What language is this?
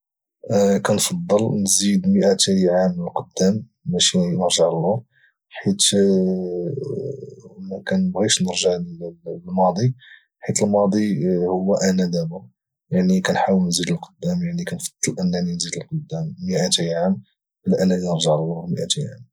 Moroccan Arabic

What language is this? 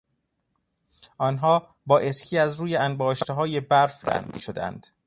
Persian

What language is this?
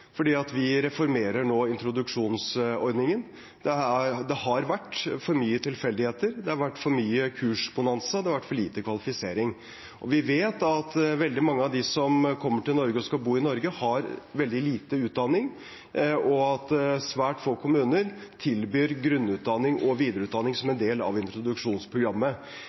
Norwegian Bokmål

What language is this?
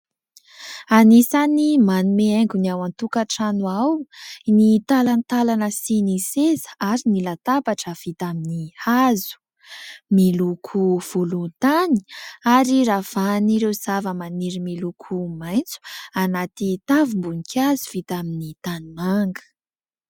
Malagasy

